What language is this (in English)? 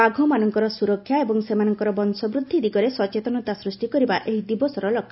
Odia